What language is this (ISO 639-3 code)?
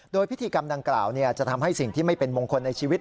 tha